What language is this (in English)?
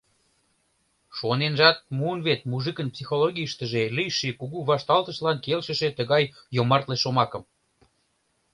Mari